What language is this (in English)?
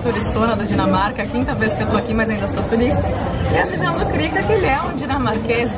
Portuguese